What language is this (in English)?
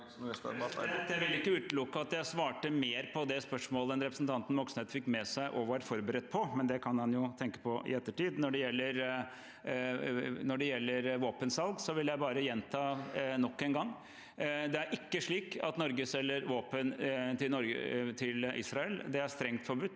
Norwegian